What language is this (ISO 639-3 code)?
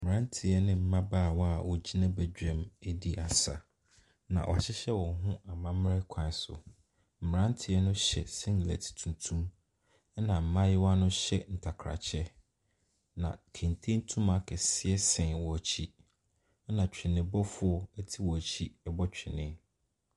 aka